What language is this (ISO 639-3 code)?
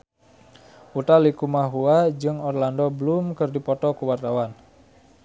sun